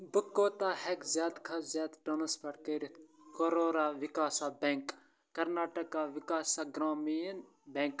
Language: Kashmiri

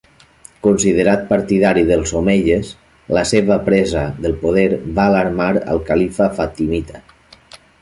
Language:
Catalan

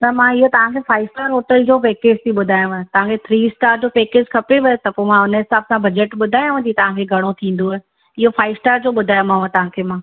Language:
Sindhi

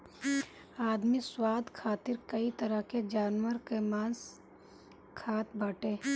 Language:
Bhojpuri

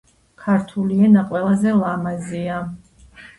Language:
Georgian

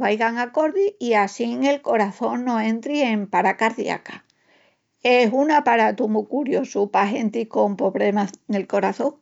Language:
Extremaduran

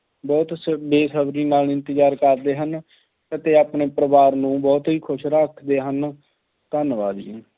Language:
Punjabi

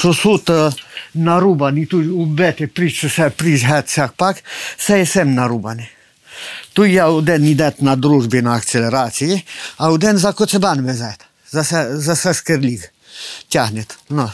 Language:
Ukrainian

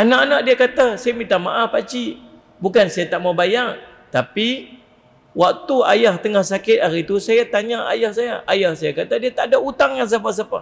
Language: Malay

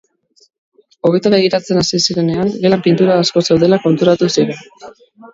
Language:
Basque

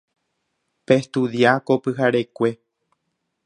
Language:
Guarani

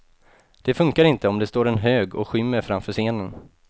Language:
Swedish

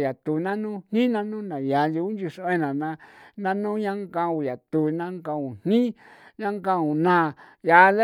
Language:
San Felipe Otlaltepec Popoloca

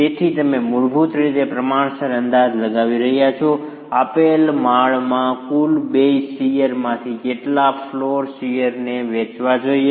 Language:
Gujarati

